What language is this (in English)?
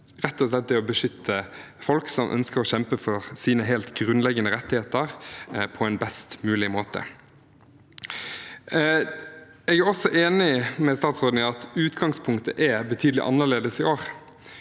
Norwegian